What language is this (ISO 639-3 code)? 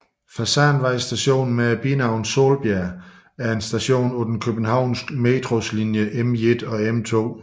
dan